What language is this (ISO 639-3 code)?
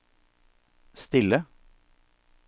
nor